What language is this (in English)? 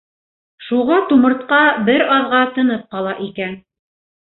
Bashkir